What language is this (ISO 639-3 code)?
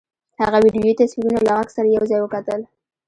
pus